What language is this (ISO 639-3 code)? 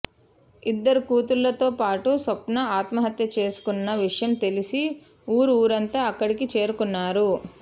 tel